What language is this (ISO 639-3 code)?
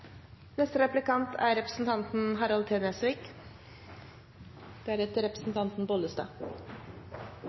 nor